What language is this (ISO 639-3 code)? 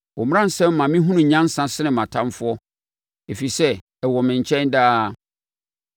aka